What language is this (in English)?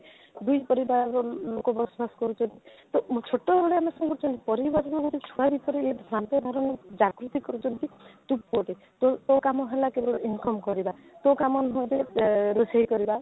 Odia